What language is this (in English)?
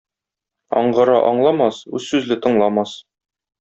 Tatar